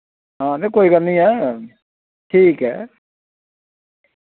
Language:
Dogri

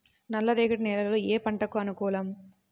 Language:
Telugu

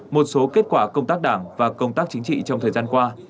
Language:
Vietnamese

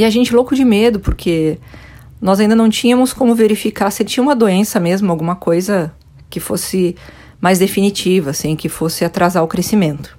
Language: Portuguese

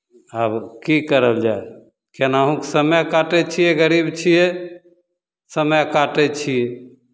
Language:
Maithili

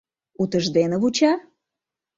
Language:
Mari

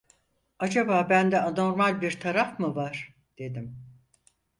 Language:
Turkish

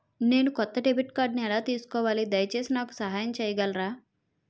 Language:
Telugu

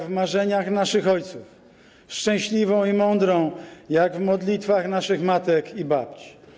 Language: Polish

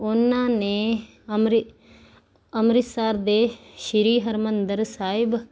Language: Punjabi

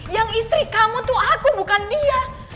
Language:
Indonesian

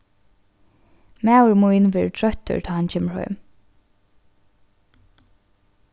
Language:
Faroese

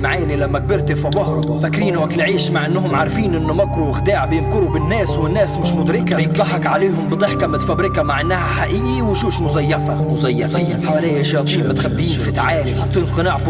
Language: Arabic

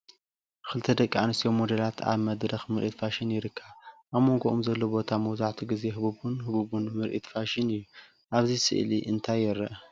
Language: Tigrinya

